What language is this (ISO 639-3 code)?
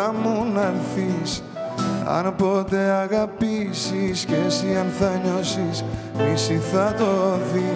ell